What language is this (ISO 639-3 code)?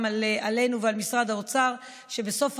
heb